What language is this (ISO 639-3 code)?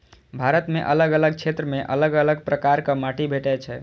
mai